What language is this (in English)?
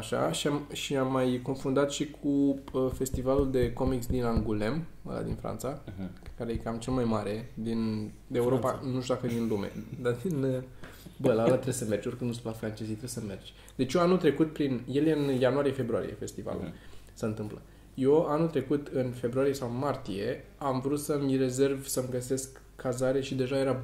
Romanian